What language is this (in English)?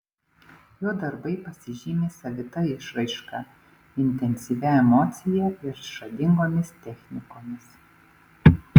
Lithuanian